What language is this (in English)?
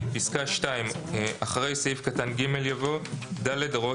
Hebrew